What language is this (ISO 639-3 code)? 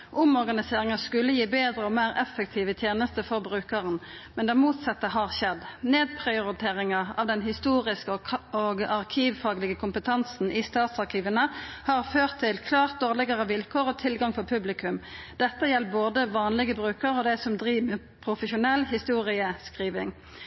nno